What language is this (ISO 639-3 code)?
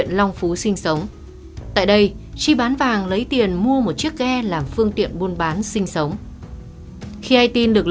vie